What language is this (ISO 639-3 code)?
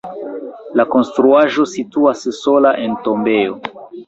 epo